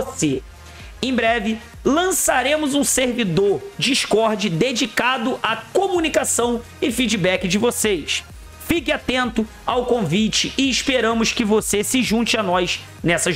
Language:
Portuguese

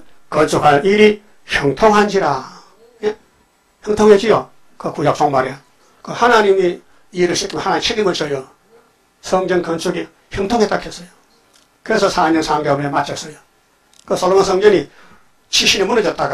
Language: Korean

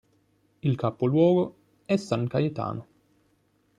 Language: Italian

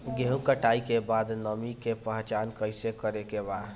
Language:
Bhojpuri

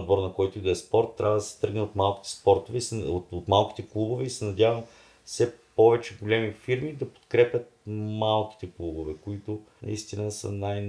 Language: Bulgarian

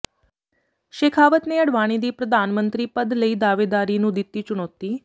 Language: Punjabi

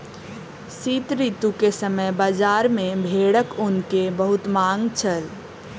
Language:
Maithili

